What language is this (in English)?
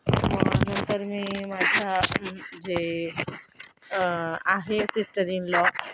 Marathi